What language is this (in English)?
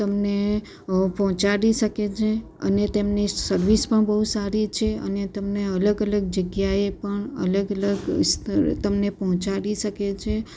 Gujarati